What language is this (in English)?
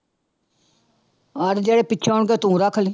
Punjabi